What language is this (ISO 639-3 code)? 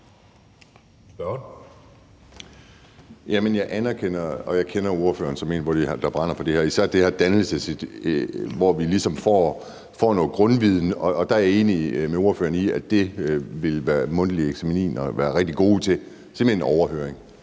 dan